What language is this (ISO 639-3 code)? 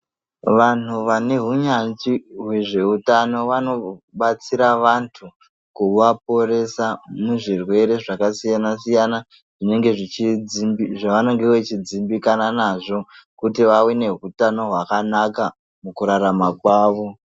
ndc